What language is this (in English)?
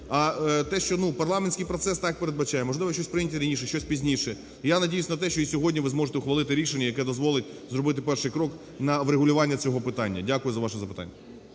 Ukrainian